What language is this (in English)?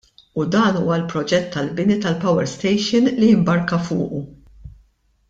Maltese